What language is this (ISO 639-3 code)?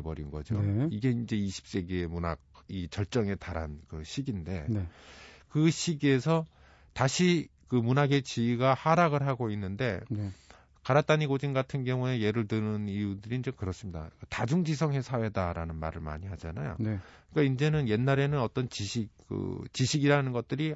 kor